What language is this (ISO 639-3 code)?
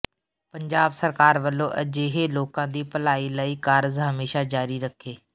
pan